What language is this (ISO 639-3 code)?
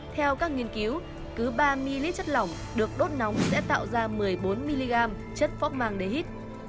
vie